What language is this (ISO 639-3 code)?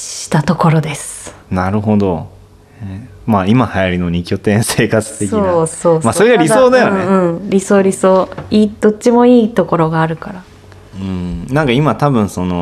jpn